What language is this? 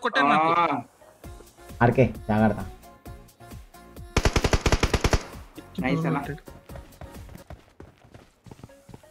Telugu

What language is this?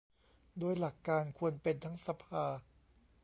Thai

